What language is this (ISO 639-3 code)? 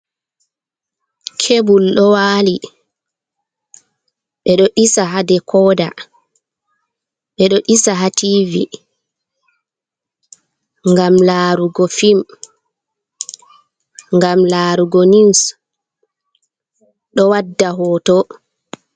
ful